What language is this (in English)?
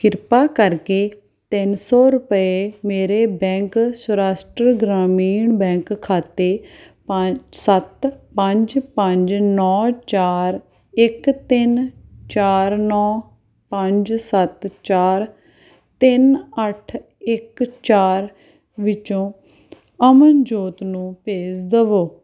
Punjabi